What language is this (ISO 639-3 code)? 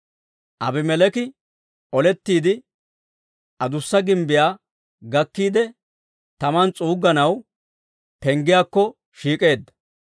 dwr